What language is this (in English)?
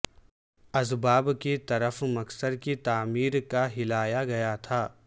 Urdu